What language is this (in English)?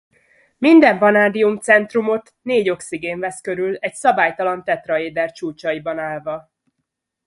Hungarian